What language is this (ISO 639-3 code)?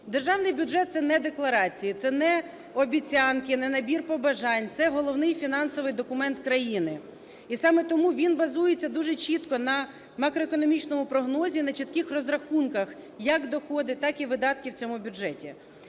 ukr